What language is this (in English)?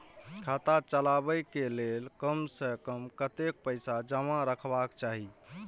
Maithili